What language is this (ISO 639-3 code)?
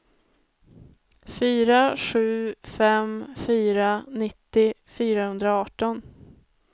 swe